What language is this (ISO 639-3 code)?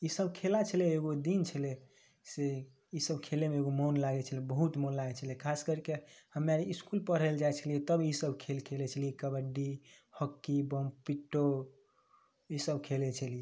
mai